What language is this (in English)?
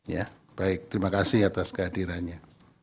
Indonesian